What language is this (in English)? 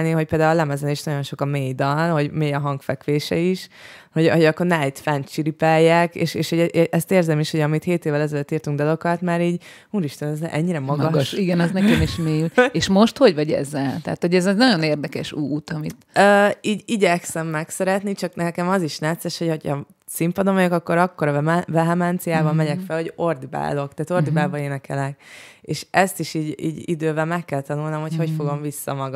Hungarian